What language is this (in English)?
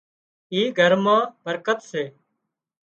Wadiyara Koli